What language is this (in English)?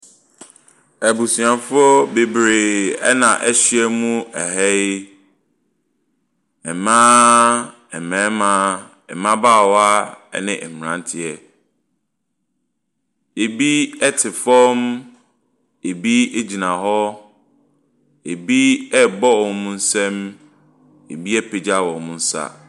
Akan